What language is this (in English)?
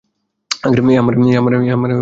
Bangla